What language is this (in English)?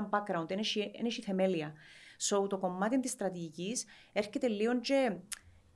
Greek